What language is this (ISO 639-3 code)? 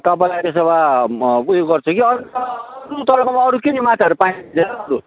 nep